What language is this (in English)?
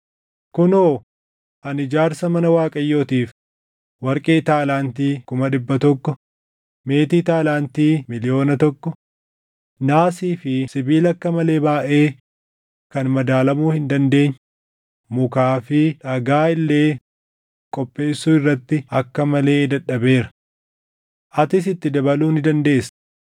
Oromo